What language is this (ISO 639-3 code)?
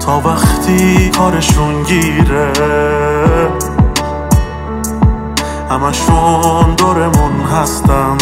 fas